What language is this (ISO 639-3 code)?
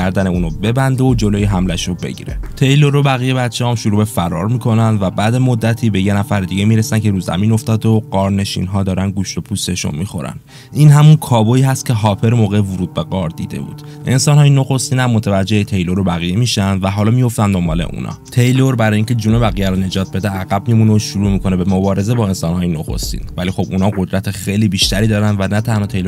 fas